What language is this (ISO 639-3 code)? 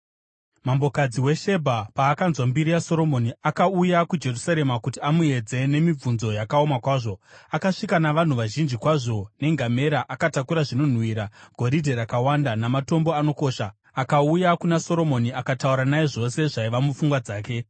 sna